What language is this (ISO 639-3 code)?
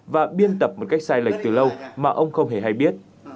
vie